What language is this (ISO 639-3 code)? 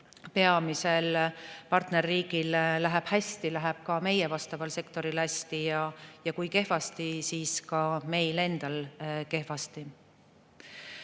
est